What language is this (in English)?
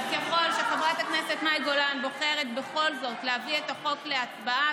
Hebrew